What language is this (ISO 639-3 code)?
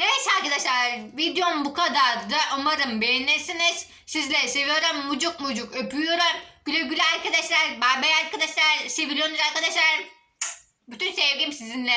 tur